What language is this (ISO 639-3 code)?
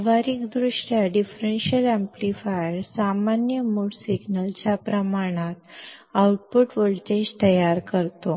mar